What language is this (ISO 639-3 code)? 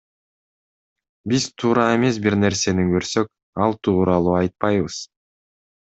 kir